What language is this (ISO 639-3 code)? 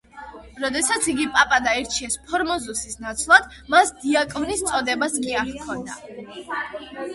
kat